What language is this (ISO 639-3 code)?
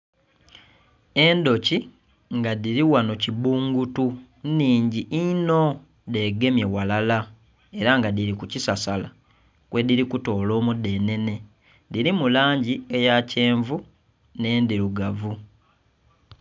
xog